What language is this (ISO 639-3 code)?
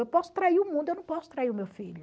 por